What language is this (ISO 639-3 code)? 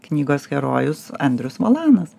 lit